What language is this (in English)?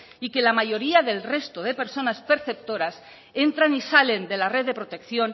Spanish